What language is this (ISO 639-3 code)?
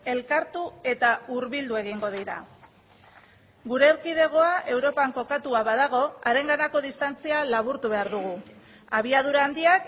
eus